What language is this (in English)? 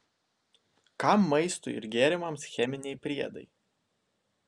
Lithuanian